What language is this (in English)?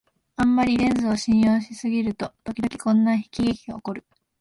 Japanese